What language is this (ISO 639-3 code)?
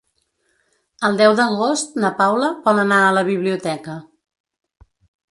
cat